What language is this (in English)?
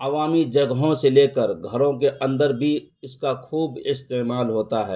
Urdu